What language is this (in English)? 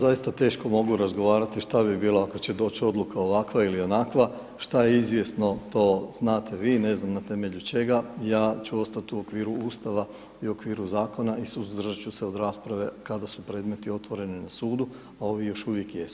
Croatian